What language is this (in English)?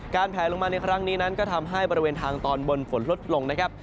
Thai